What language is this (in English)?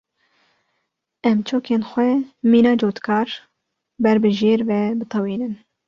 Kurdish